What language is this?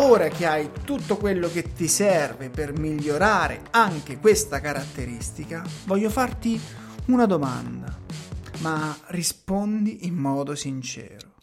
Italian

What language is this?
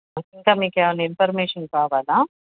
Telugu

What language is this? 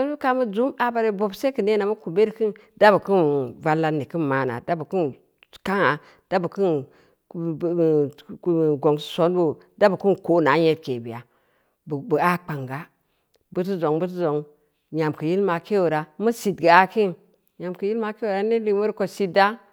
Samba Leko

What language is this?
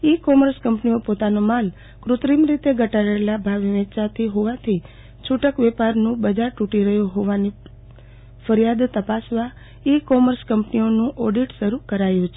Gujarati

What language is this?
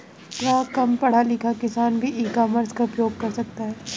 Hindi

